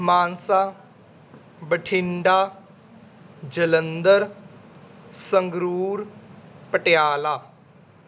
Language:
Punjabi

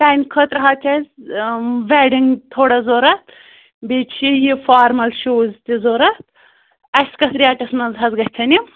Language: Kashmiri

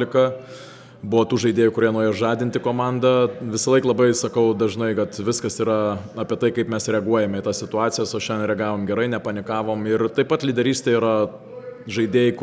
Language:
Lithuanian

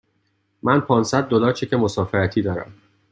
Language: Persian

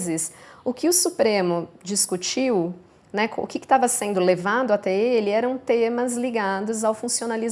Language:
Portuguese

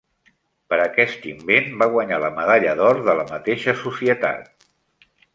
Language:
Catalan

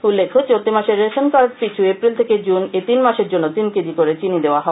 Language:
Bangla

